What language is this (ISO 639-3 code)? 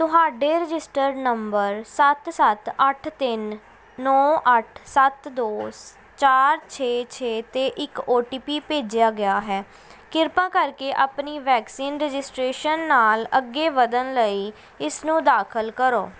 pan